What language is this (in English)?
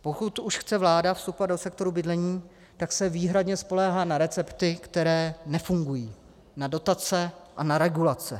Czech